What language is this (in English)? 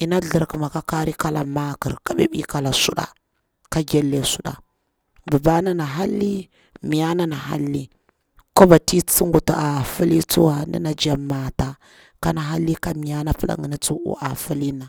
Bura-Pabir